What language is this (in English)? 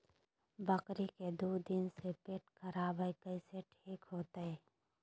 Magahi